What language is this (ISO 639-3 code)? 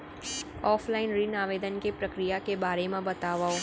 hne